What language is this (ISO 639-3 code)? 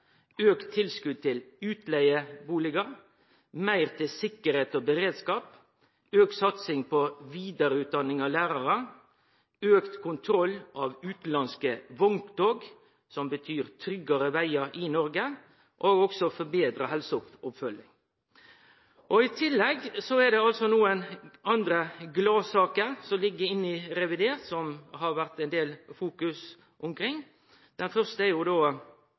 nno